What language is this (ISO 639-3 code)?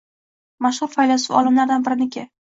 uzb